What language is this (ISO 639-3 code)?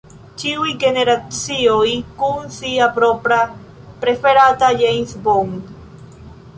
epo